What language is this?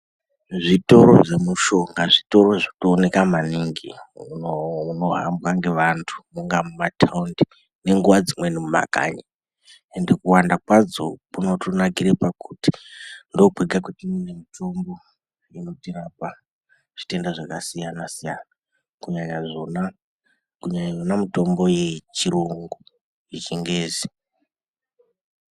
Ndau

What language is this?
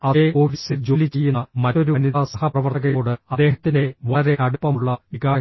Malayalam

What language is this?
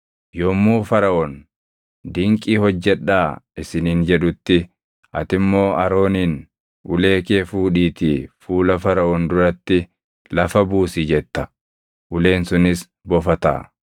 Oromo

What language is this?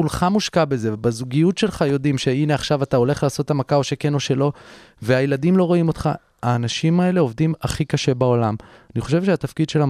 Hebrew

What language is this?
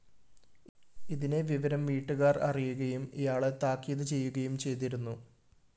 Malayalam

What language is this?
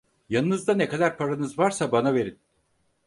Turkish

